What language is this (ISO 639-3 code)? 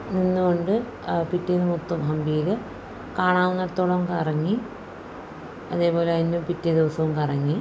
mal